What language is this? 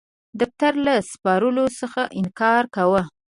Pashto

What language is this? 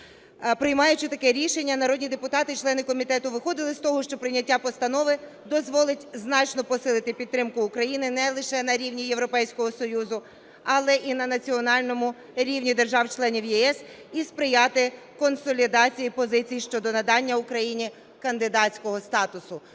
Ukrainian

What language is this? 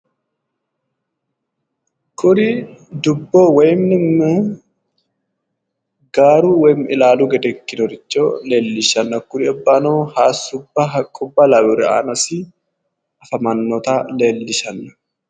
Sidamo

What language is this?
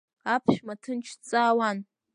Abkhazian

